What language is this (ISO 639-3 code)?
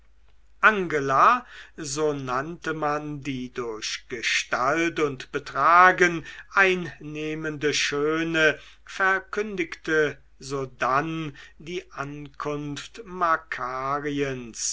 deu